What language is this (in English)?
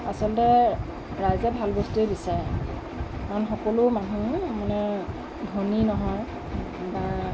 Assamese